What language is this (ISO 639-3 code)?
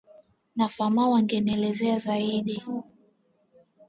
swa